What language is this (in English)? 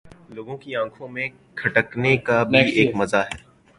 Urdu